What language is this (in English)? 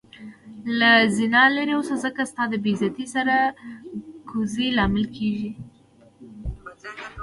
Pashto